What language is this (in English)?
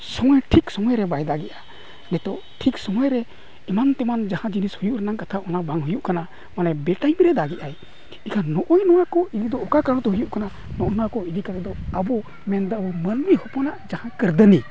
Santali